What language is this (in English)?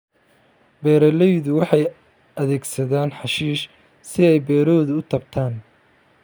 Somali